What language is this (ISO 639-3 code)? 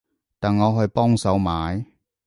yue